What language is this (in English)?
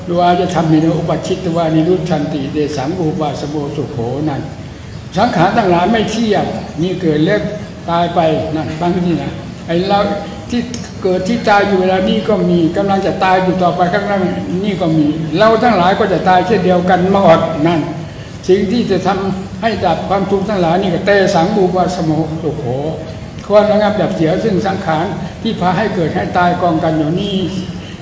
Thai